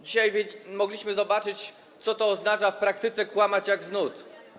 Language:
Polish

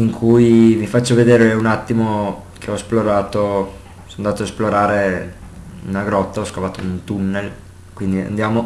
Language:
Italian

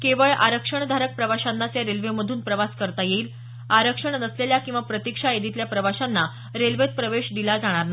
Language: Marathi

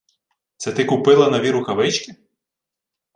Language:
Ukrainian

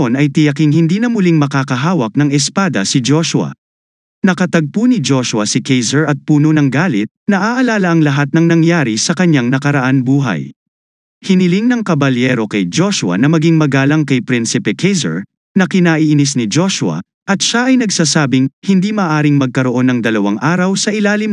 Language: Filipino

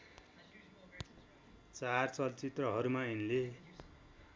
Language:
Nepali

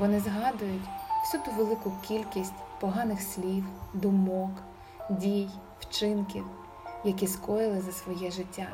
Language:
Ukrainian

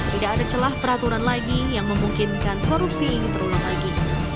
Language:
Indonesian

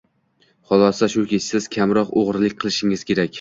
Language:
Uzbek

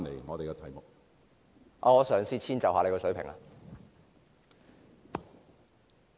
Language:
Cantonese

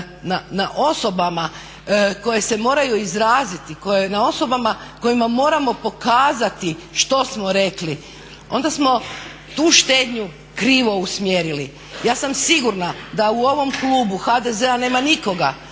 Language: Croatian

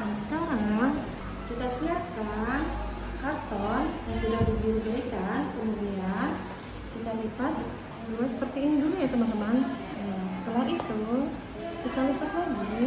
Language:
Indonesian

